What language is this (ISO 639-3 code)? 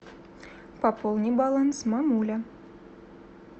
rus